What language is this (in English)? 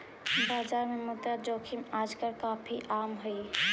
Magahi